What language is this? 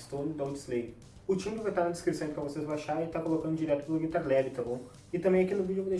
Portuguese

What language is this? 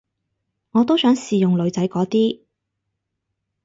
Cantonese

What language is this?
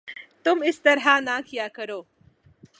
Urdu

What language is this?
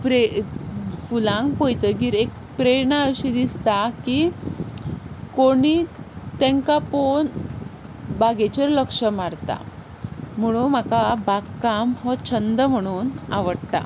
Konkani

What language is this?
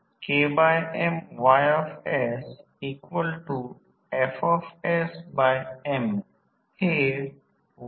Marathi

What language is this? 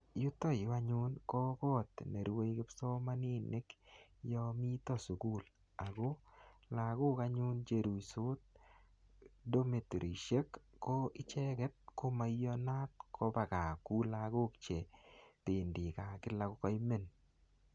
Kalenjin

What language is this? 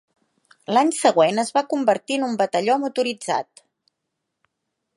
Catalan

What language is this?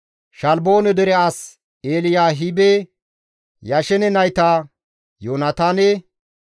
Gamo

